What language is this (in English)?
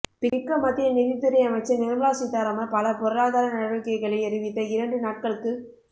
Tamil